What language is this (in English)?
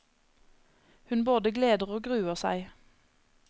Norwegian